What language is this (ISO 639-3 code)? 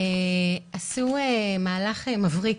heb